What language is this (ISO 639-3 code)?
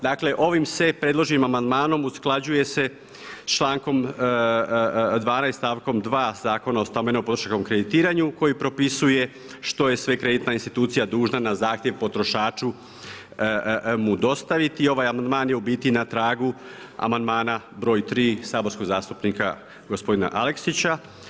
hrv